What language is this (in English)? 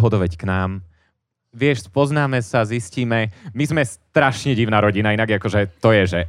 Slovak